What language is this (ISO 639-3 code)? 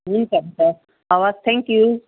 nep